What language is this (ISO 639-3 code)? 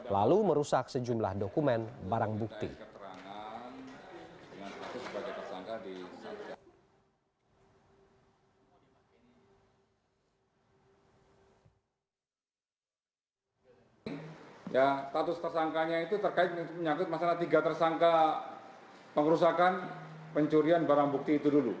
ind